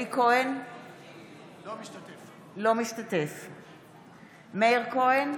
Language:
Hebrew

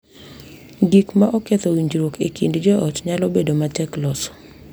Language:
Luo (Kenya and Tanzania)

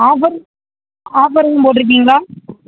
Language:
Tamil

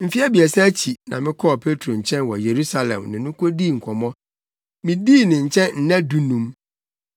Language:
Akan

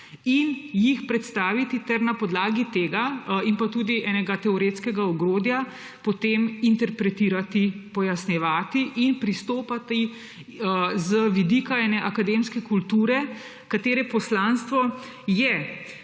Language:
Slovenian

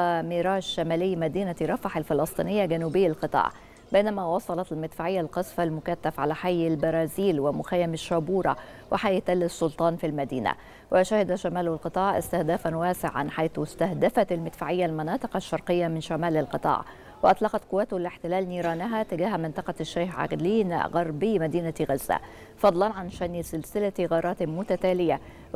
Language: Arabic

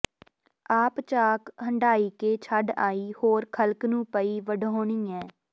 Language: Punjabi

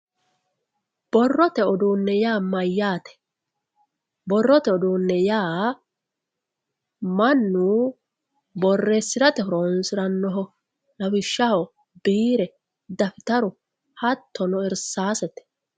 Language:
Sidamo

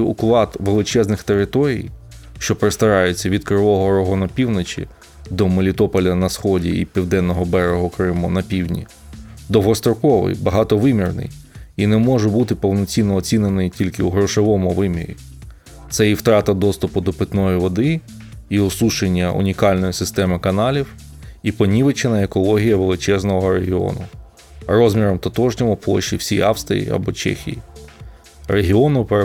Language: Ukrainian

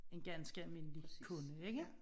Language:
Danish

